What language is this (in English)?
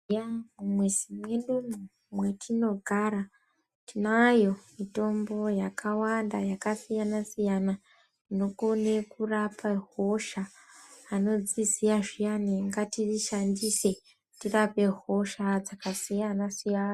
Ndau